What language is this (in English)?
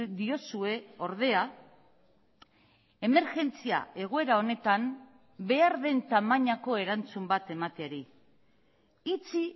Basque